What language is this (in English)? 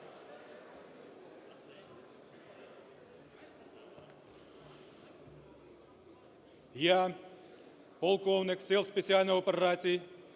Ukrainian